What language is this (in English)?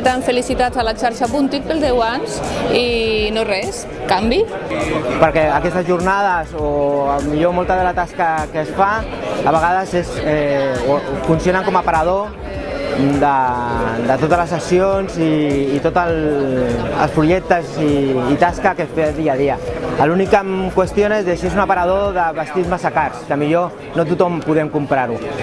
Catalan